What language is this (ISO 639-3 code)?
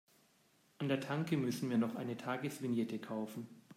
deu